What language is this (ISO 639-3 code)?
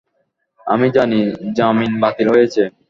ben